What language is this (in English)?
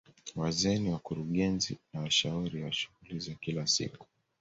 Swahili